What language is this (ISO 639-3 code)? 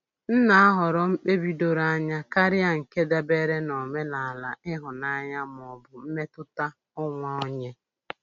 ibo